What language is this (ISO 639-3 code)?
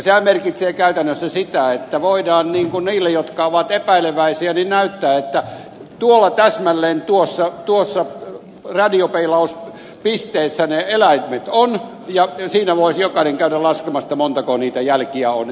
fin